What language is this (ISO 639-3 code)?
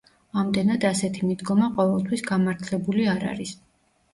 kat